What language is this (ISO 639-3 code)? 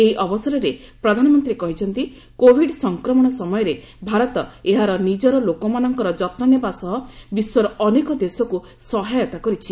ori